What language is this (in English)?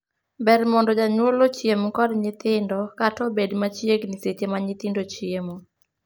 Luo (Kenya and Tanzania)